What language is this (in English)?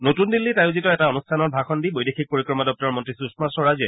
Assamese